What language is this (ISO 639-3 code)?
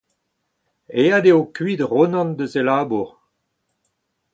bre